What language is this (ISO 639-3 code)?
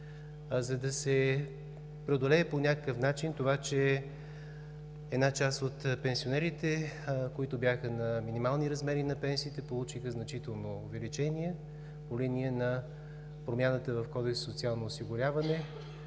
bul